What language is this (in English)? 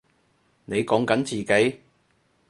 Cantonese